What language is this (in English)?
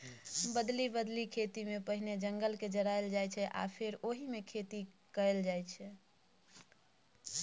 Maithili